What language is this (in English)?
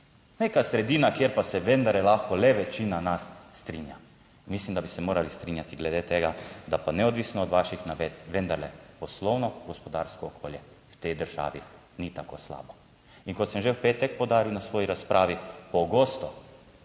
Slovenian